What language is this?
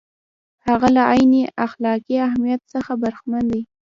Pashto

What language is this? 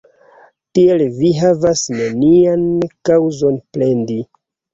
Esperanto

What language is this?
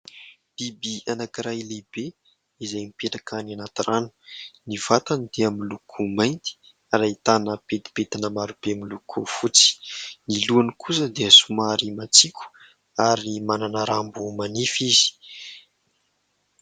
Malagasy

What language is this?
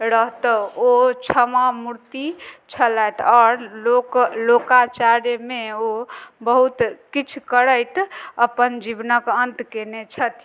Maithili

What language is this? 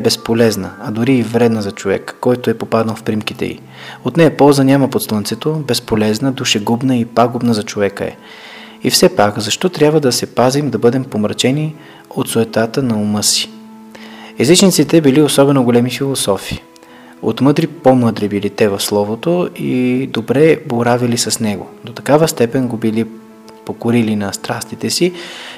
Bulgarian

